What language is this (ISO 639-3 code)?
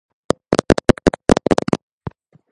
kat